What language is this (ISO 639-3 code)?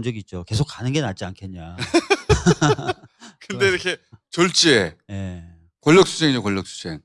kor